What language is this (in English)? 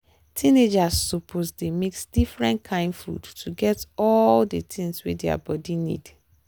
Nigerian Pidgin